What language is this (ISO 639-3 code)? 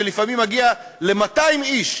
heb